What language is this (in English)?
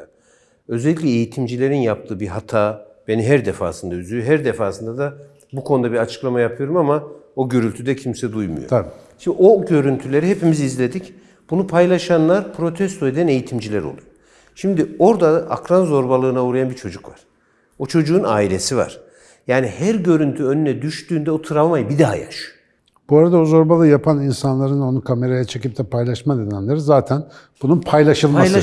Turkish